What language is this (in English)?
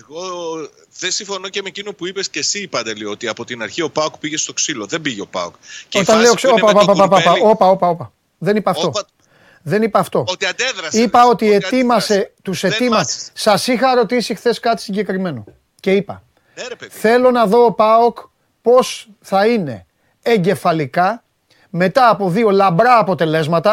Greek